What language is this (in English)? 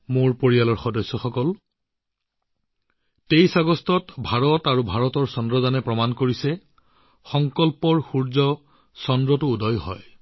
Assamese